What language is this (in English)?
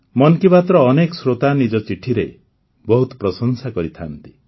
Odia